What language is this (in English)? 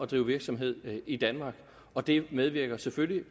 Danish